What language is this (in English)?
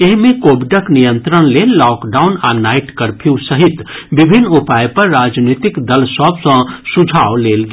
Maithili